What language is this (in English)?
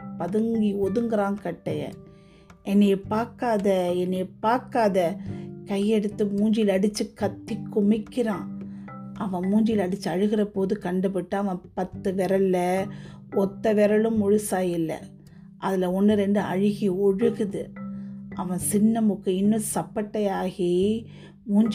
Tamil